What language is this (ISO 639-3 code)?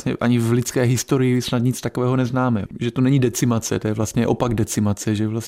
ces